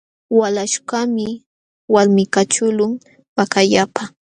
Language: Jauja Wanca Quechua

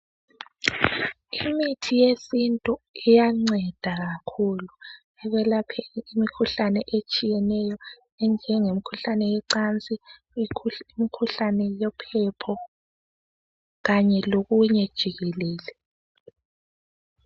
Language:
North Ndebele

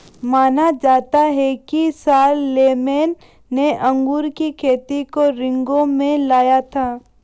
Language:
Hindi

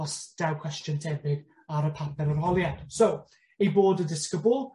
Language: Welsh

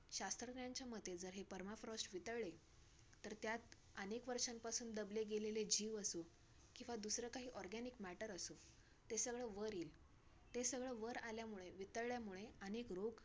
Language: Marathi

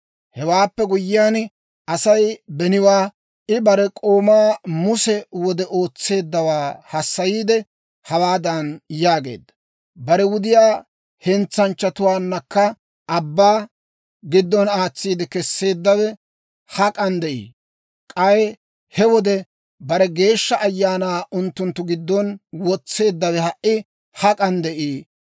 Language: Dawro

